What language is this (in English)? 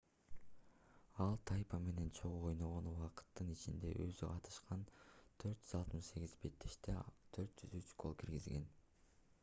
Kyrgyz